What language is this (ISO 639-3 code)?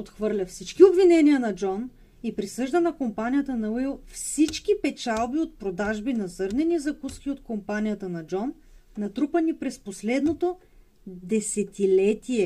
bul